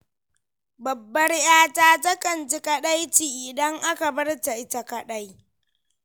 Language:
Hausa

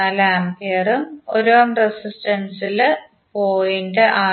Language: Malayalam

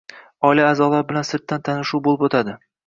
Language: Uzbek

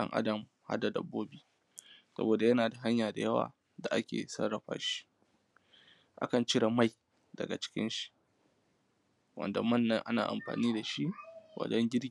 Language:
Hausa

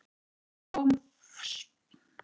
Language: Icelandic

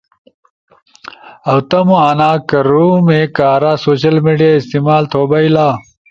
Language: Ushojo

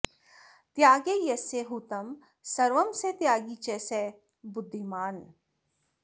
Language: Sanskrit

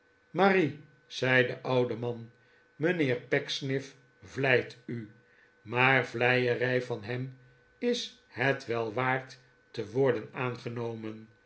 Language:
Dutch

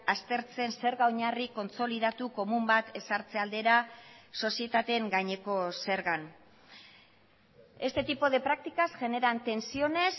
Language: Basque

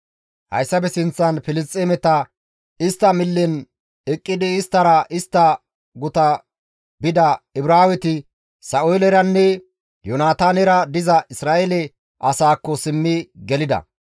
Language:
Gamo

